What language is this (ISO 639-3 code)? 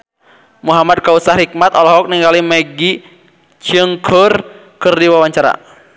sun